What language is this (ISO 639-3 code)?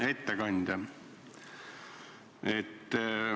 est